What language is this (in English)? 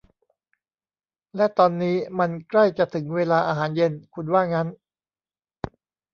Thai